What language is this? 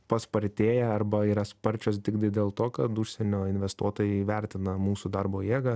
Lithuanian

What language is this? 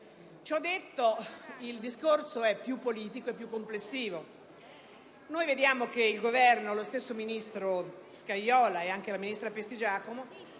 Italian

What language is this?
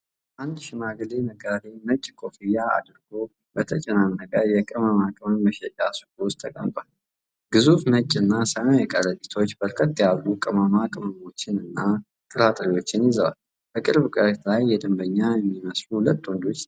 Amharic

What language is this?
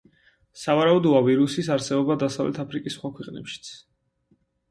Georgian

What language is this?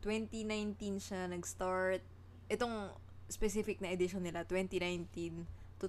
Filipino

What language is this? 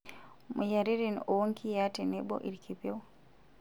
Masai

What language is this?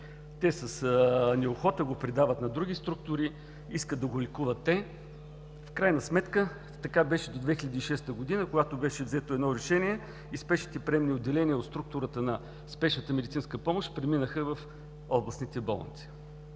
Bulgarian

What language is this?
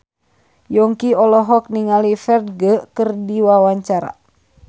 Sundanese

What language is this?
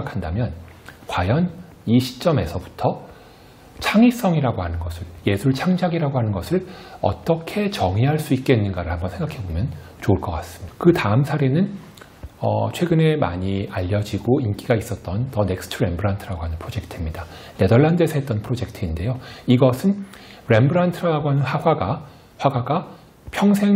Korean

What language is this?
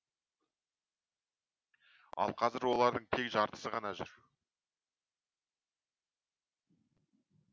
Kazakh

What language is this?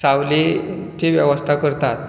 Konkani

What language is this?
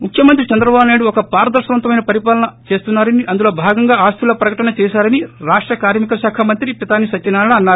Telugu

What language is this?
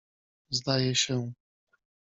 Polish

